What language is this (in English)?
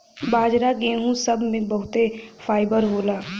Bhojpuri